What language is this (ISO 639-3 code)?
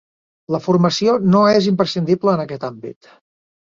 cat